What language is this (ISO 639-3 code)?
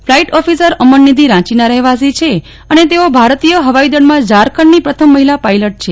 guj